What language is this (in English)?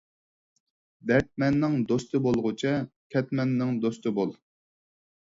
Uyghur